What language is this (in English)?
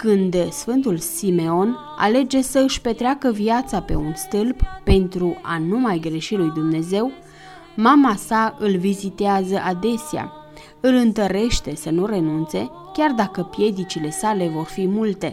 Romanian